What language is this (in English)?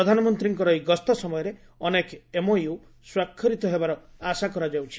Odia